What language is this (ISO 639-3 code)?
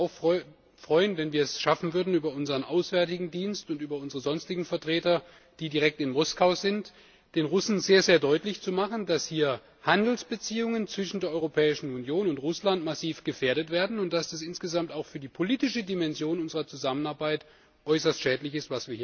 deu